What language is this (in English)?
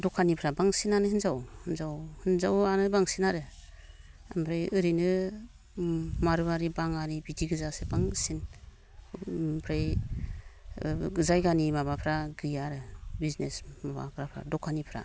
Bodo